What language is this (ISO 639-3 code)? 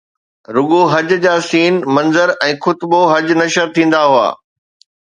snd